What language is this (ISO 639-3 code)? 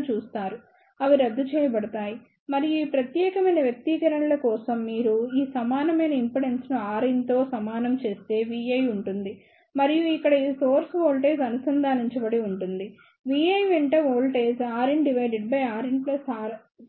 tel